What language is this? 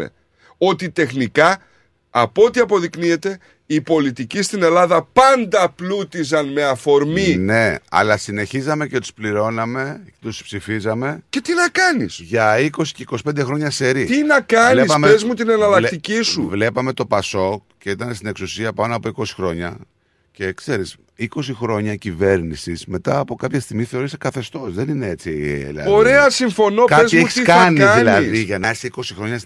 Greek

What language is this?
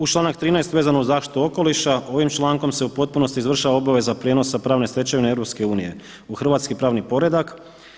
Croatian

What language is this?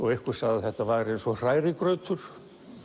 Icelandic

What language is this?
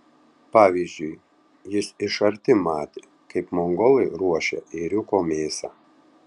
Lithuanian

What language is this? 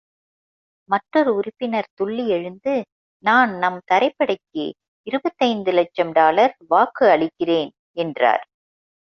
Tamil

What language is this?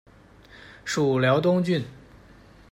Chinese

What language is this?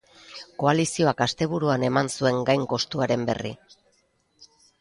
Basque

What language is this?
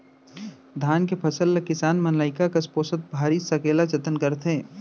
Chhattisgarhi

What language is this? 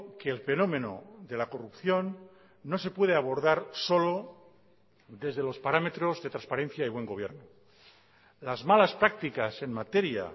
Spanish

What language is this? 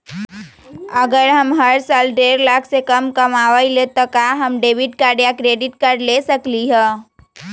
Magahi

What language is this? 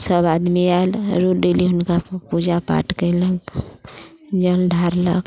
Maithili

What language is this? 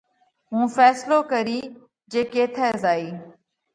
Parkari Koli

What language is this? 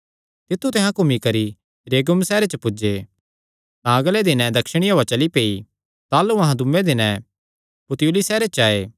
Kangri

